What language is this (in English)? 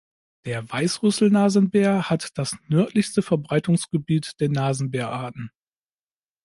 German